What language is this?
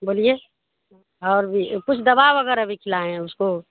Urdu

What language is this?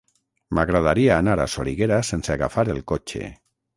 Catalan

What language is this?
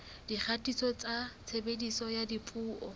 Southern Sotho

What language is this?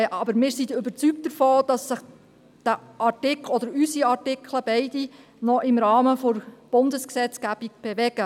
Swiss German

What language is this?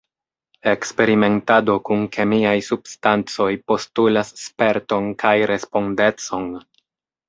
Esperanto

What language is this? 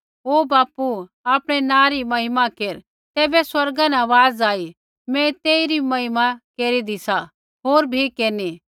Kullu Pahari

